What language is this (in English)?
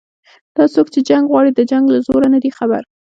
Pashto